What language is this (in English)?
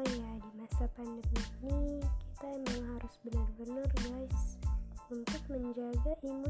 Indonesian